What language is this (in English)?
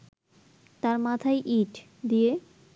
Bangla